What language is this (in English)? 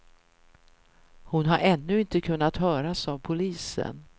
Swedish